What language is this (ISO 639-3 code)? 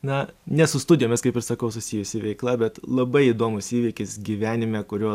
lit